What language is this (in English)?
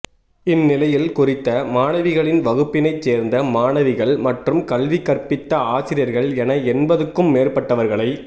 Tamil